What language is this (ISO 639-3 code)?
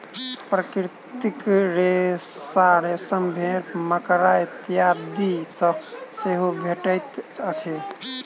mai